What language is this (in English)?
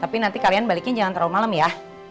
Indonesian